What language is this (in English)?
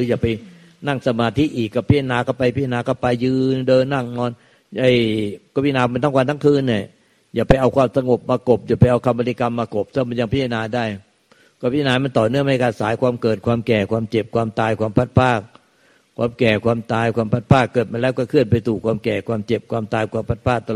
Thai